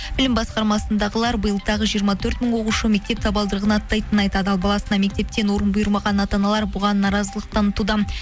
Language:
Kazakh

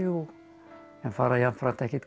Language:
Icelandic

